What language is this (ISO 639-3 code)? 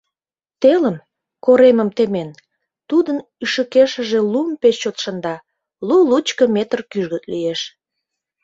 chm